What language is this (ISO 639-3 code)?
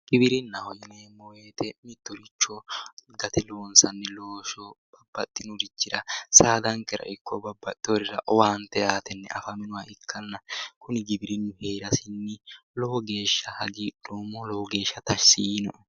sid